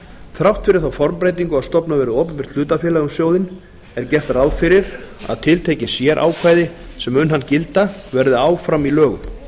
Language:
Icelandic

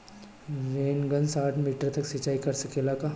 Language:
Bhojpuri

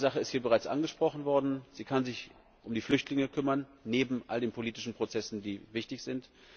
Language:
German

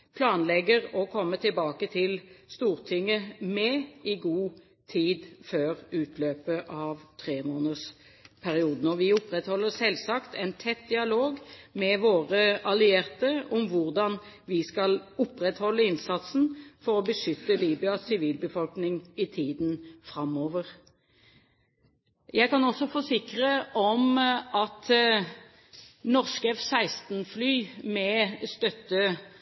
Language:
Norwegian Bokmål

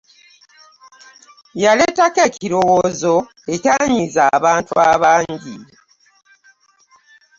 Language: Ganda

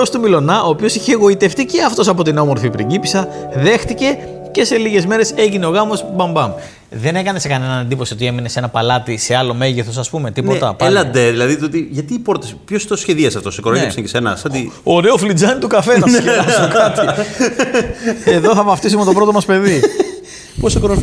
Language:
Greek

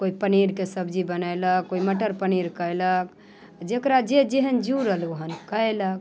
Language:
Maithili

